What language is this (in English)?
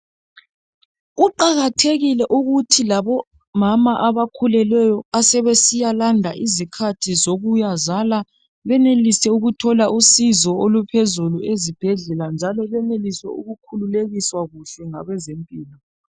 North Ndebele